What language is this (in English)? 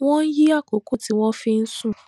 Yoruba